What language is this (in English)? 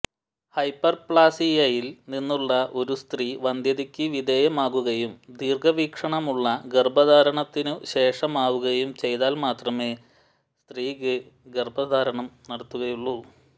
Malayalam